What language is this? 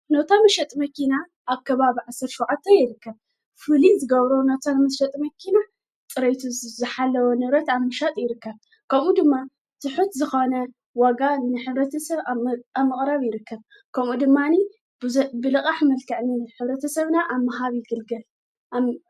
Tigrinya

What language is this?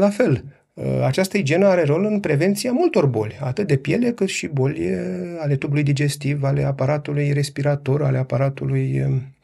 Romanian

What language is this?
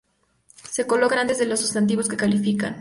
Spanish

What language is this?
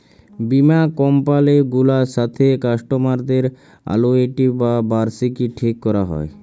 Bangla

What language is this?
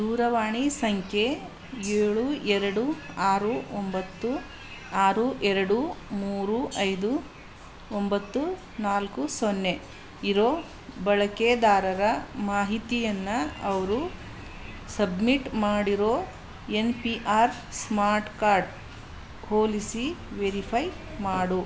Kannada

